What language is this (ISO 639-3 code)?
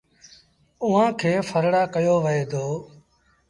sbn